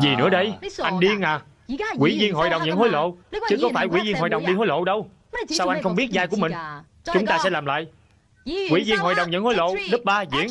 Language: Vietnamese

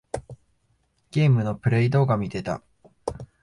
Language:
Japanese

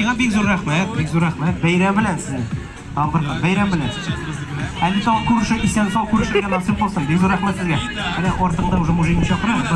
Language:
English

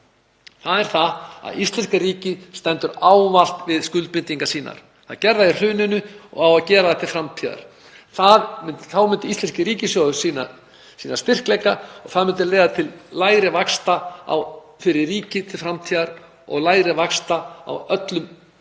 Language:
Icelandic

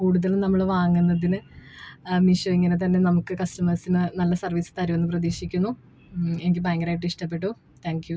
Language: Malayalam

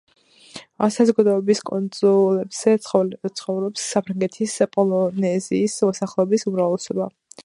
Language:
Georgian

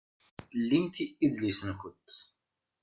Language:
Kabyle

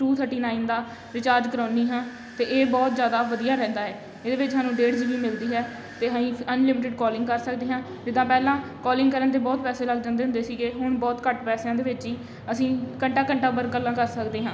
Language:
Punjabi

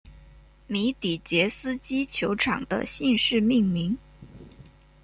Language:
Chinese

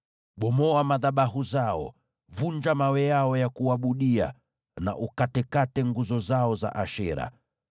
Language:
Swahili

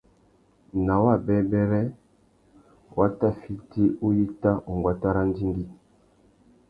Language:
Tuki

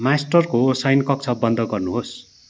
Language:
Nepali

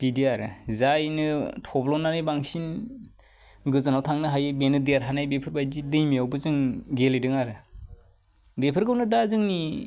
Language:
Bodo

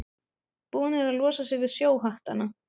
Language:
Icelandic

